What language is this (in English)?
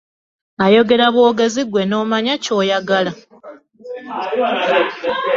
Ganda